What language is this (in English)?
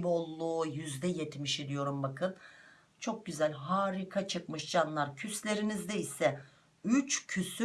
Turkish